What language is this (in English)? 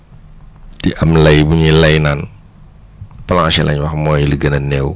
Wolof